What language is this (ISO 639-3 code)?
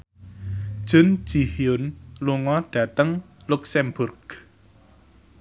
jav